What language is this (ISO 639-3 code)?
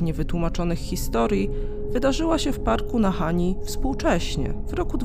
pol